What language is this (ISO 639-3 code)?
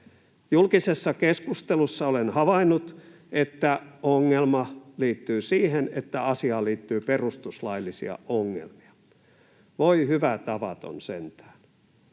fin